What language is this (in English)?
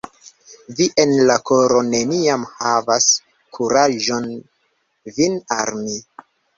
Esperanto